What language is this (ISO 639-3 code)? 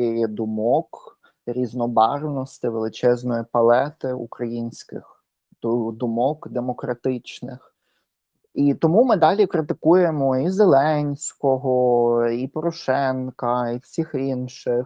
ukr